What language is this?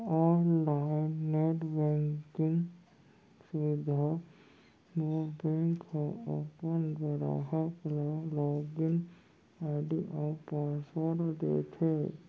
Chhattisgarhi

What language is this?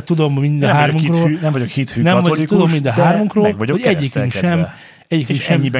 Hungarian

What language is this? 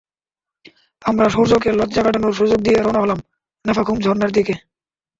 Bangla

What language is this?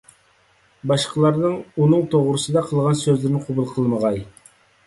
Uyghur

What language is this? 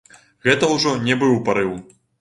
Belarusian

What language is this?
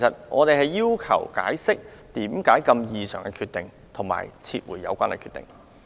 Cantonese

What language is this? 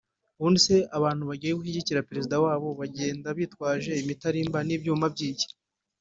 Kinyarwanda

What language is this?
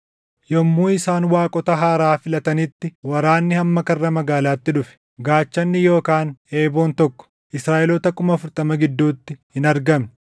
Oromo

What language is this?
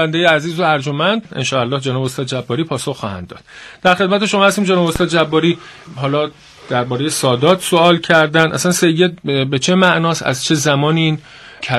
Persian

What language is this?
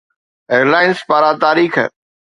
Sindhi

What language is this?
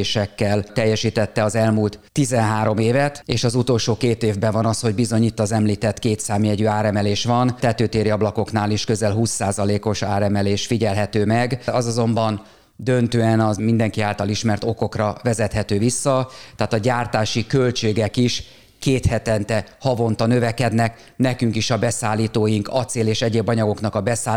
Hungarian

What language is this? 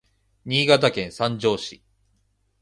Japanese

